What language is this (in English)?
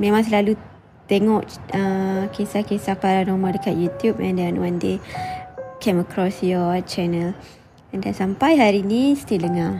Malay